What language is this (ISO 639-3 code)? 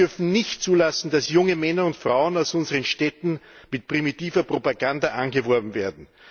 deu